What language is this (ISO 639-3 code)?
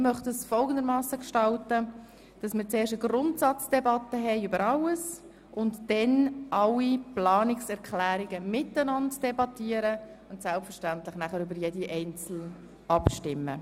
gsw